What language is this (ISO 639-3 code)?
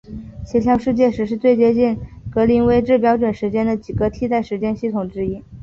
zho